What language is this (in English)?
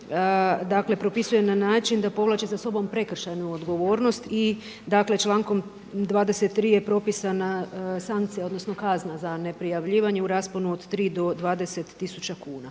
Croatian